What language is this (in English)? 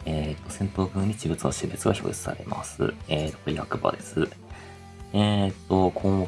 Japanese